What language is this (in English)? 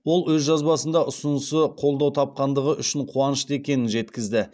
Kazakh